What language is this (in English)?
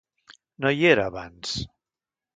Catalan